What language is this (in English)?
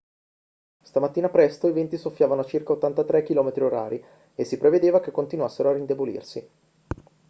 Italian